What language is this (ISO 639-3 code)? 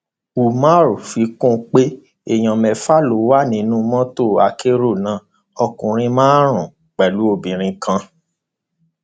yor